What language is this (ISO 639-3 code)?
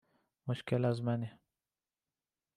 fas